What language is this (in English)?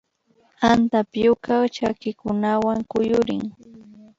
Imbabura Highland Quichua